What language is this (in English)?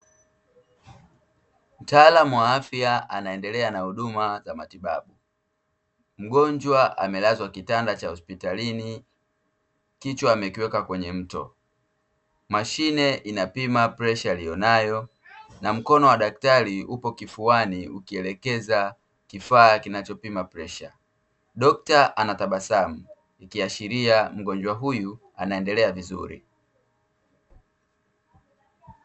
Swahili